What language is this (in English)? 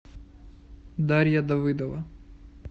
Russian